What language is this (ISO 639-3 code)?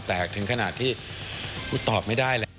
tha